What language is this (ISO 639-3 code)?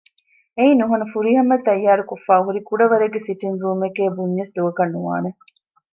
div